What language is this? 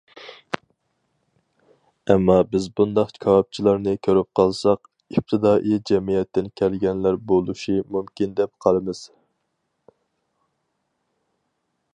Uyghur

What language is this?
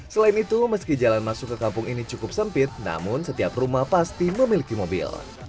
Indonesian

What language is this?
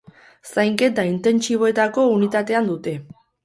Basque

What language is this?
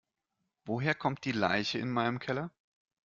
German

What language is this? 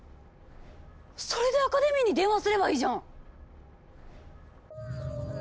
Japanese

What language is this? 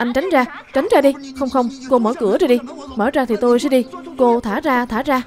Vietnamese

